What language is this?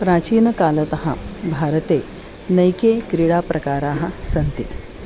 Sanskrit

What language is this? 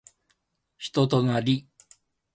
Japanese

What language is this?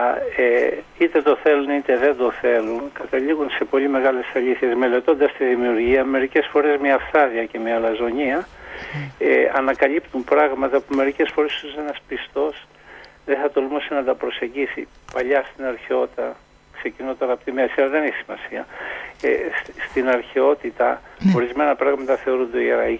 Greek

